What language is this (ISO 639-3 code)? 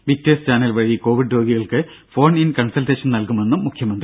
mal